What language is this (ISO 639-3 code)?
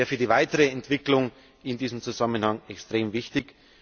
deu